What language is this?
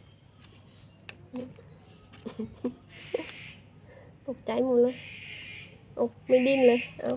Thai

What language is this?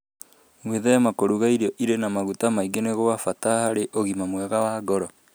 Kikuyu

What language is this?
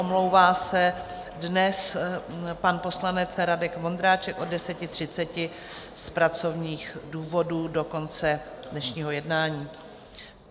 Czech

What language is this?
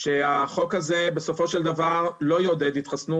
Hebrew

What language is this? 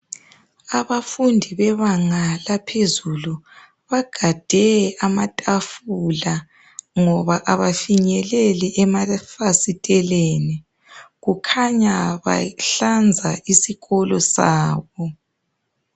North Ndebele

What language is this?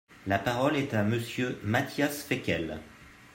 French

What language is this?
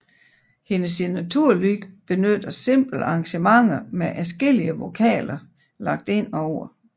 Danish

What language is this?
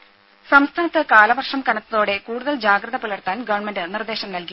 Malayalam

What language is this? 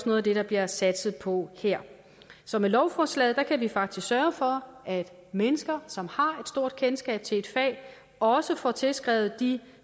Danish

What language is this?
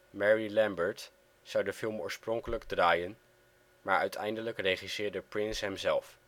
Dutch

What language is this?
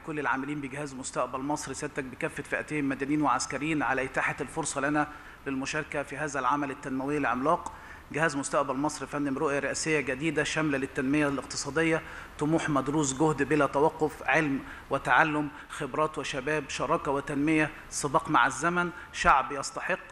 Arabic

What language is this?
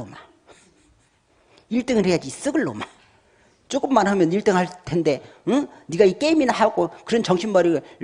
Korean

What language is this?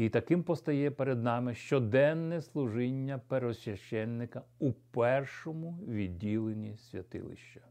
Ukrainian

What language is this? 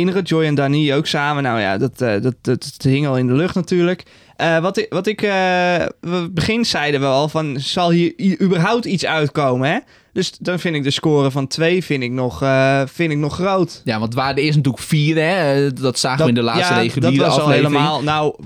Dutch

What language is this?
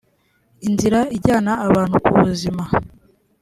Kinyarwanda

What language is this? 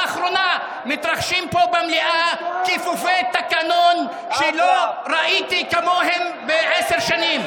Hebrew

